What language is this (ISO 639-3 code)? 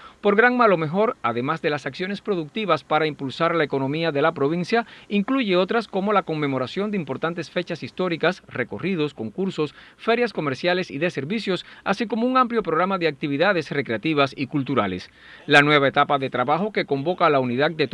spa